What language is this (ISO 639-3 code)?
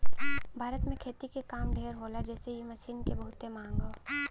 bho